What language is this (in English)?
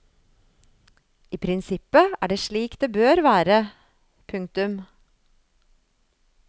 Norwegian